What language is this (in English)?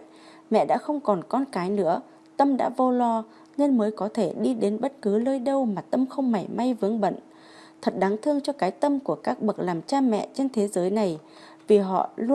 Vietnamese